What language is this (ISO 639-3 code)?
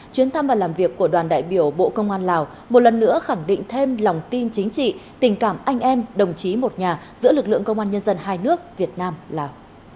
vie